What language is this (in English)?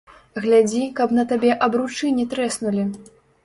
Belarusian